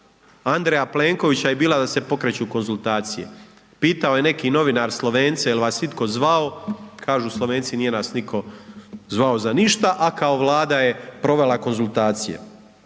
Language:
Croatian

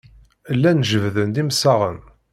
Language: Kabyle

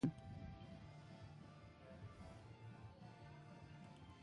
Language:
Basque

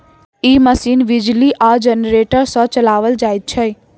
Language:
Maithili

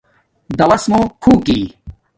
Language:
Domaaki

